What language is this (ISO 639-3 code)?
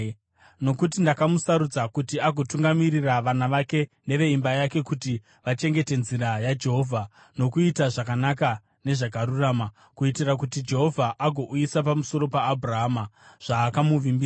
sna